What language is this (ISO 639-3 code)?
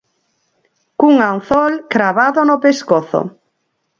glg